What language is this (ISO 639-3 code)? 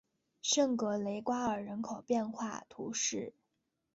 zho